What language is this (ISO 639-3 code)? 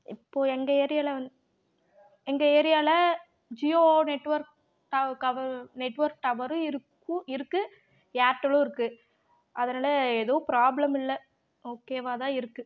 tam